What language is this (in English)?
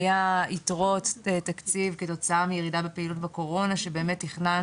Hebrew